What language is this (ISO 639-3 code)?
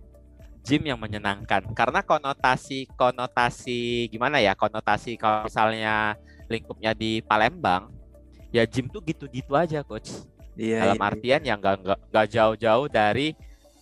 ind